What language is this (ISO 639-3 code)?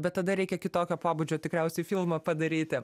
lit